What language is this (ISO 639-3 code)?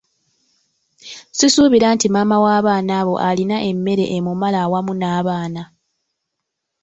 lug